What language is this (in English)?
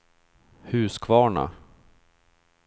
Swedish